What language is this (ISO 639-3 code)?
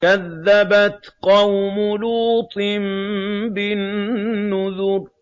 ara